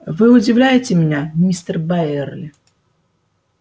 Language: Russian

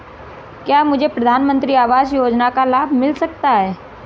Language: Hindi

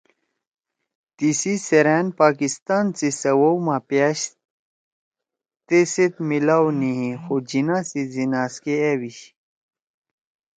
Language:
Torwali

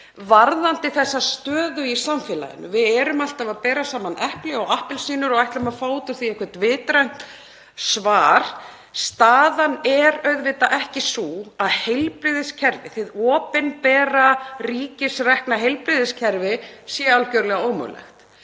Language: Icelandic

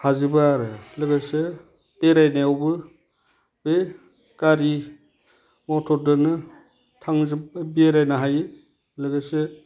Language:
Bodo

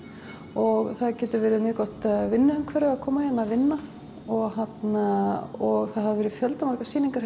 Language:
Icelandic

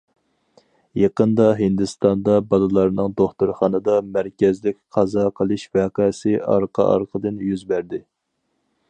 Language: Uyghur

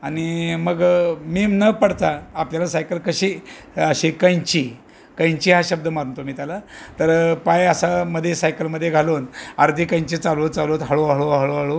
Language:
Marathi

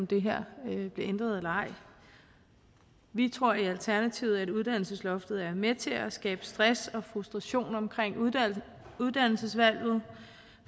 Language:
Danish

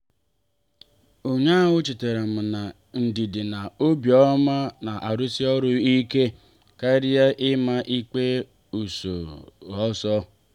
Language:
Igbo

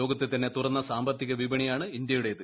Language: Malayalam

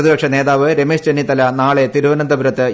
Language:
Malayalam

